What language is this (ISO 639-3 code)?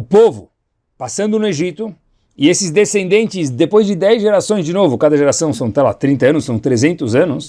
por